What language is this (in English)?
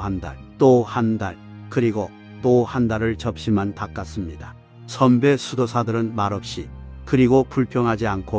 Korean